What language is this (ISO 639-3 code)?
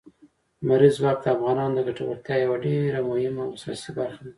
pus